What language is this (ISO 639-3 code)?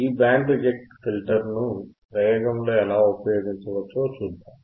tel